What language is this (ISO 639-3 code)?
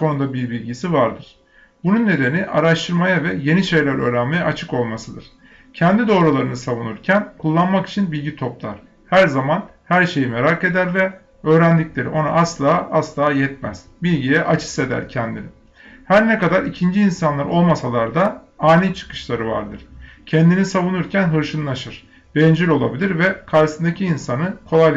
tur